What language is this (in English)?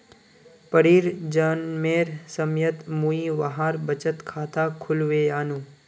Magahi